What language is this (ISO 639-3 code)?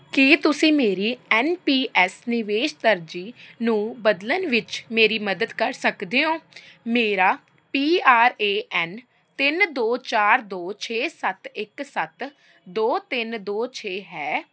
pan